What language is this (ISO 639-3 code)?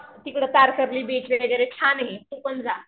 mar